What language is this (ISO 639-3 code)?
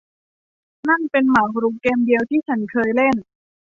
tha